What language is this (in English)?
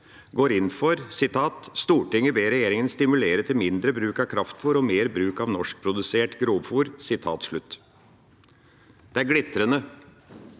Norwegian